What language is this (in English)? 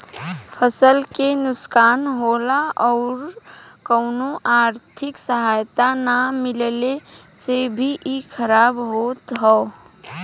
Bhojpuri